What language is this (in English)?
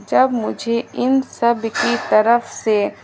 Urdu